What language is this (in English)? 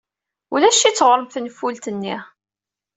Kabyle